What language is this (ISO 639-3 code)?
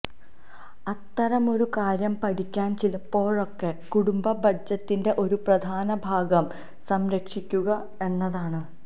mal